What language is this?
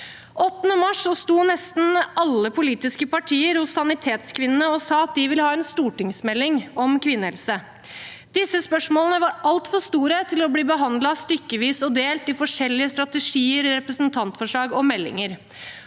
Norwegian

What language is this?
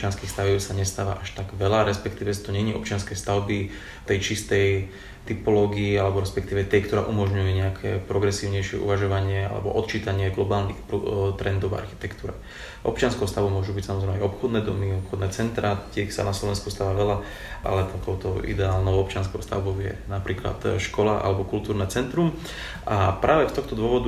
Slovak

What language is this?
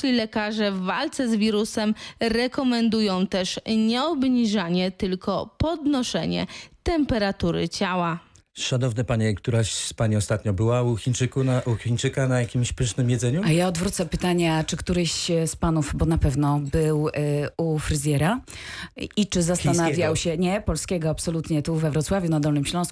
Polish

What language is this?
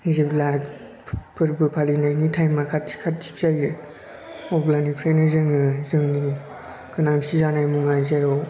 Bodo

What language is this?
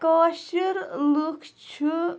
Kashmiri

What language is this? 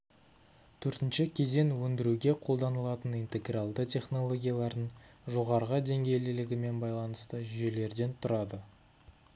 Kazakh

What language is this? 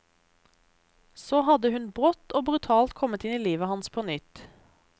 Norwegian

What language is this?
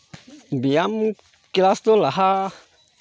Santali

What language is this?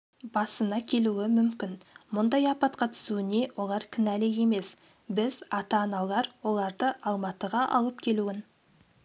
Kazakh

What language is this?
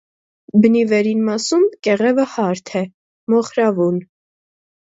Armenian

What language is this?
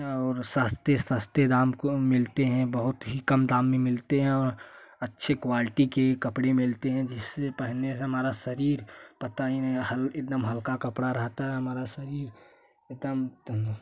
Hindi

